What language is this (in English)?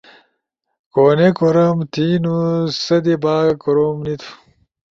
Ushojo